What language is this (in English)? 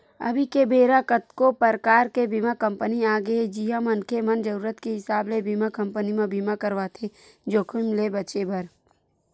Chhattisgarhi